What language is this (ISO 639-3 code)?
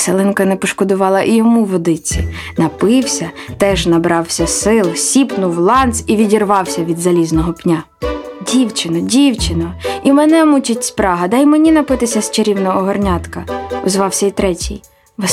ukr